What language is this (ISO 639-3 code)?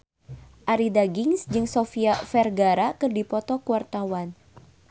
sun